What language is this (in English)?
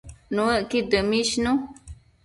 Matsés